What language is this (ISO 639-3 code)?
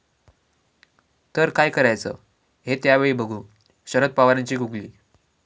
mar